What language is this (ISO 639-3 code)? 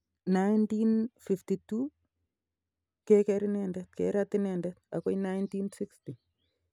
kln